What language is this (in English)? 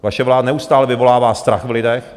Czech